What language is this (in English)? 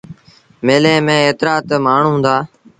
Sindhi Bhil